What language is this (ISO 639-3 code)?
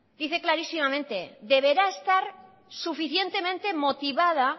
spa